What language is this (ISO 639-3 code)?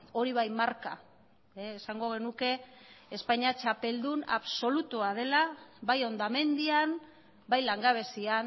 eus